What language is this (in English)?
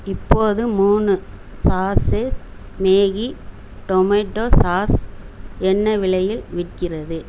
Tamil